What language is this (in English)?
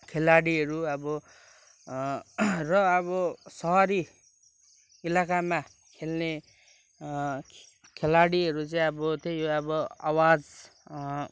Nepali